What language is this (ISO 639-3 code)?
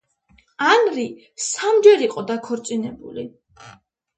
kat